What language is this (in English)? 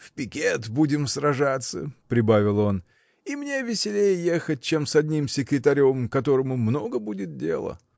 Russian